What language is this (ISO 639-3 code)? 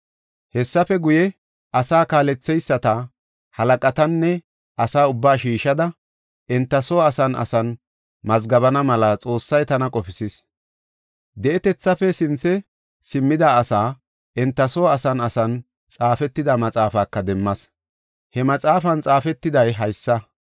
gof